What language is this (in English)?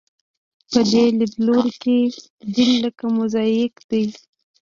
Pashto